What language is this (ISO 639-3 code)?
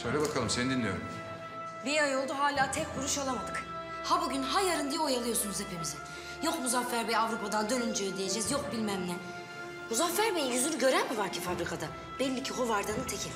tur